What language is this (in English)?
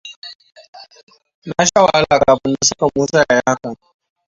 Hausa